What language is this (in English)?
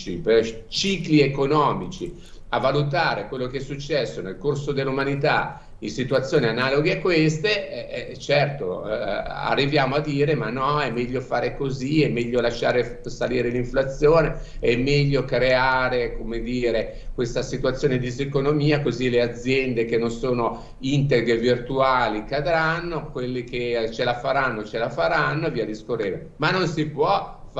Italian